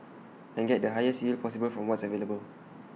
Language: English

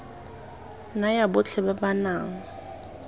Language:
Tswana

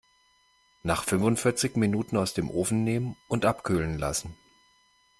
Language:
German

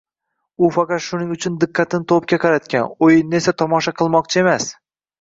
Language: Uzbek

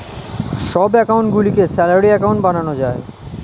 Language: Bangla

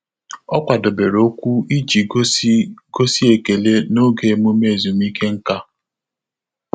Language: Igbo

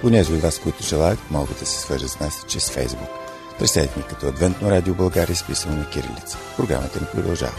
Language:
Bulgarian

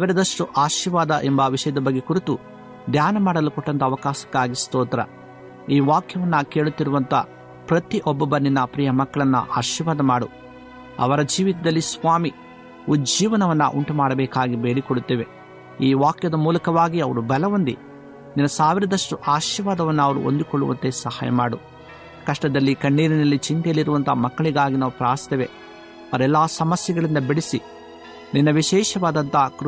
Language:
Kannada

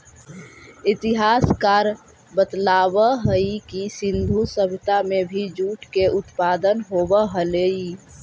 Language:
Magahi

